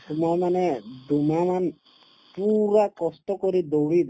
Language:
Assamese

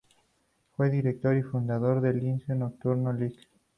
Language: Spanish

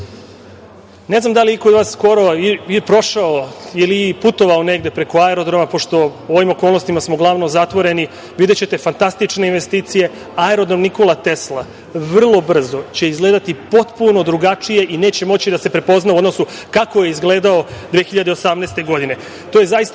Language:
Serbian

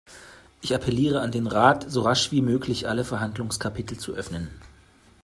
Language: German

